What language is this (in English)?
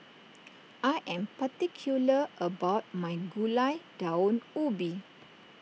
English